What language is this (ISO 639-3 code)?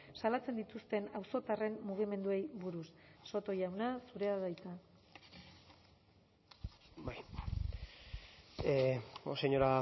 eus